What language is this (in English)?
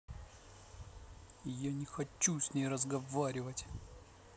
Russian